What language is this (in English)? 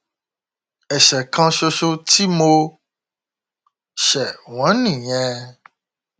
Yoruba